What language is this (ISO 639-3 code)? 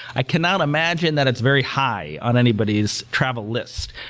eng